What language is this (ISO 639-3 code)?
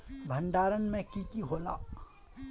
mag